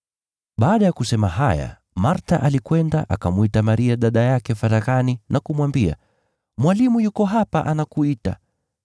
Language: Swahili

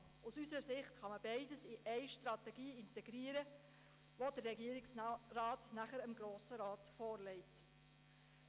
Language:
Swiss German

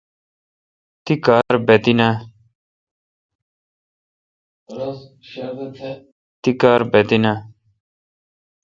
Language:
Kalkoti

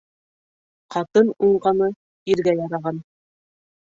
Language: Bashkir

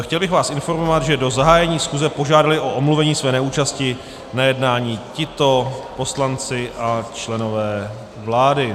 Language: Czech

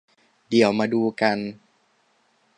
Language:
Thai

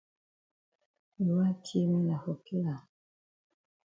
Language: Cameroon Pidgin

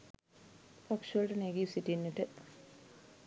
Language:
Sinhala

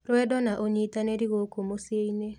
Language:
Kikuyu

